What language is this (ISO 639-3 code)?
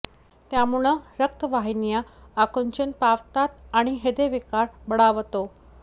mar